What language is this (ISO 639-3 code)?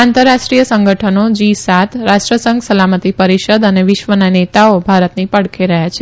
guj